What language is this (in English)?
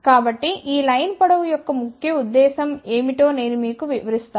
Telugu